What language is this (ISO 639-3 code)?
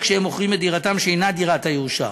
heb